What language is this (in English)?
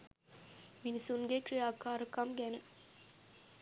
Sinhala